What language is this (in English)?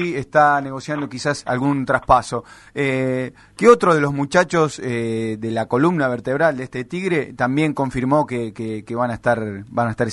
Spanish